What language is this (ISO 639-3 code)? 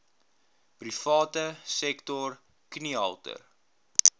afr